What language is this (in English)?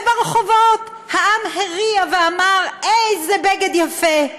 Hebrew